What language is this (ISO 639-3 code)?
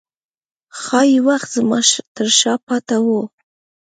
pus